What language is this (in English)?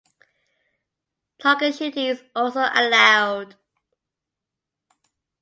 English